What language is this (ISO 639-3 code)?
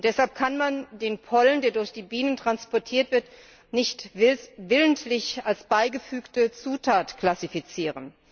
deu